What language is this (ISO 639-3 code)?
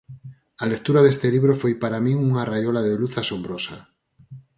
glg